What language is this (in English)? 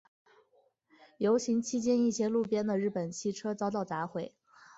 Chinese